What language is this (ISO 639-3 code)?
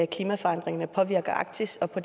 dan